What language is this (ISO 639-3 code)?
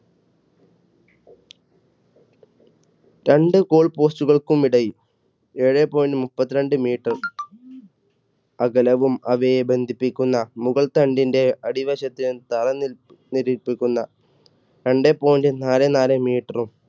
mal